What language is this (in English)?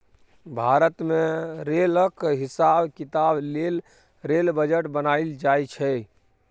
Maithili